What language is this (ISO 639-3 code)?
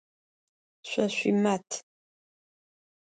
ady